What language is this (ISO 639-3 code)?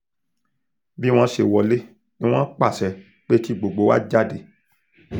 yor